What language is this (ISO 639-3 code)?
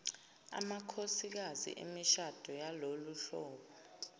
zul